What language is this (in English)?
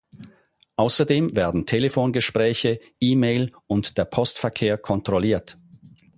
German